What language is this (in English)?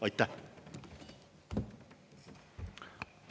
Estonian